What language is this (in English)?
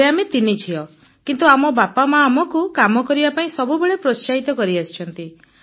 Odia